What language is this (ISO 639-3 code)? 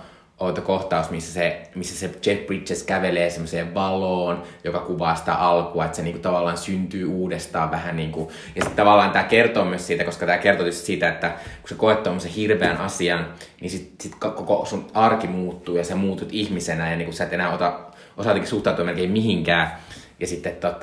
fin